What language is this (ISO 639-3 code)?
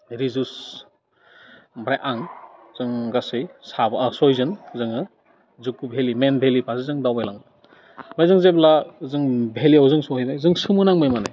brx